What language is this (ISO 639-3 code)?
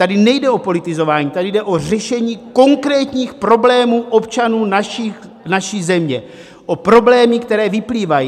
ces